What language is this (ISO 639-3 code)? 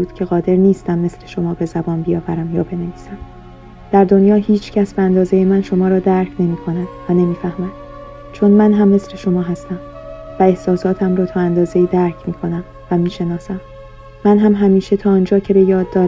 fas